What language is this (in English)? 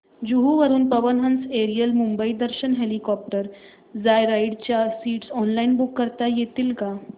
Marathi